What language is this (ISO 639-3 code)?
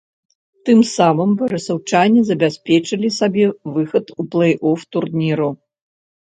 bel